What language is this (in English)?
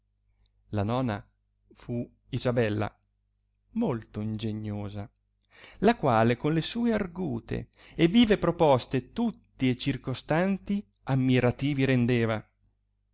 Italian